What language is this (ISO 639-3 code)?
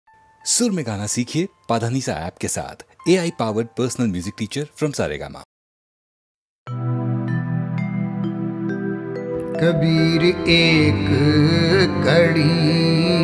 pan